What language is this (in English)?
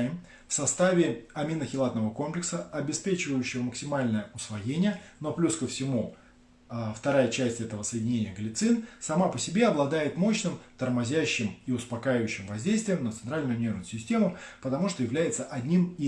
Russian